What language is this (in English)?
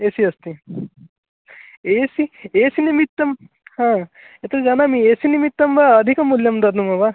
Sanskrit